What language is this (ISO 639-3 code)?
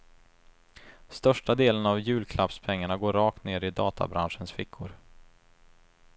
swe